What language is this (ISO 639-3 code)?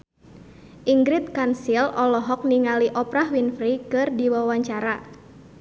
sun